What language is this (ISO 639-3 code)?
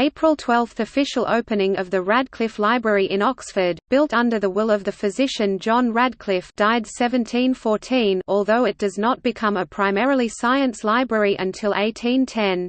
eng